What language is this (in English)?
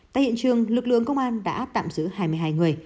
Vietnamese